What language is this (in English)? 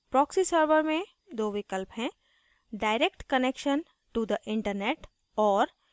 Hindi